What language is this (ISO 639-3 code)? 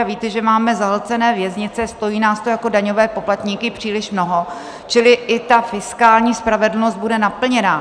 ces